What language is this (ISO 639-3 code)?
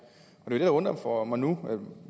dan